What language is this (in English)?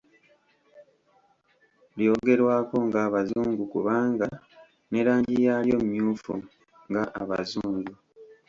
Ganda